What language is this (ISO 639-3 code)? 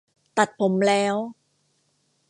tha